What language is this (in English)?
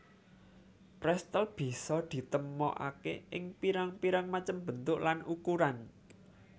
Javanese